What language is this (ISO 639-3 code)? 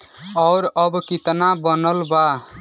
bho